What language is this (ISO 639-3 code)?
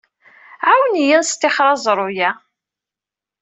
kab